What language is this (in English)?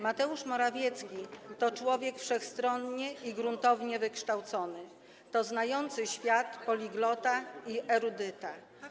Polish